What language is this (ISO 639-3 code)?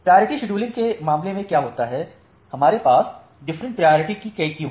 hin